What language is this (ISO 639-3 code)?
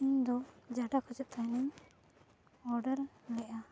sat